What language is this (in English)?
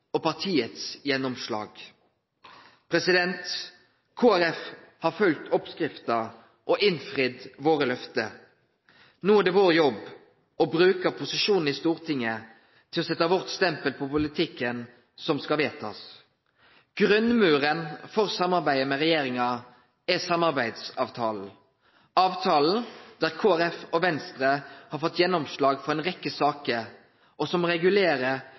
Norwegian Nynorsk